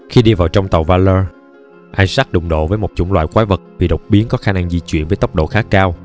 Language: Vietnamese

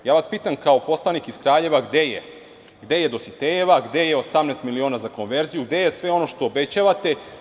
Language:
Serbian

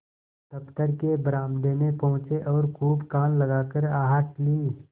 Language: Hindi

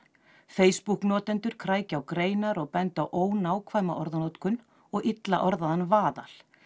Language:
Icelandic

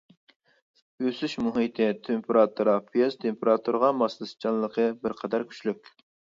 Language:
Uyghur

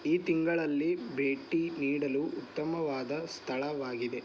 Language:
Kannada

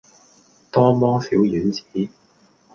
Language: Cantonese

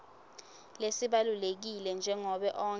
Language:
Swati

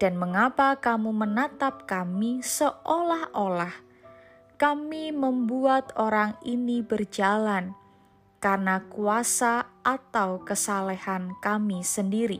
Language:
Indonesian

